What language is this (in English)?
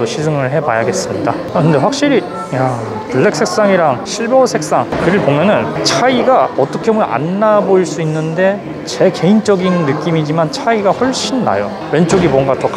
Korean